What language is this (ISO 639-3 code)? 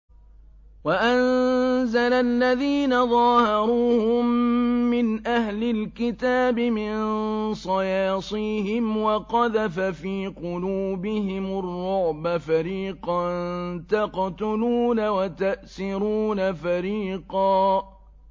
ara